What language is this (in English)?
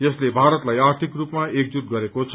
Nepali